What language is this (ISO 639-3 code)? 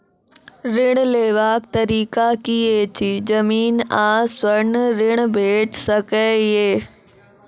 mai